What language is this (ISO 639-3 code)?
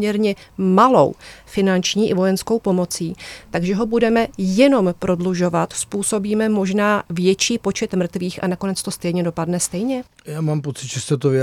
ces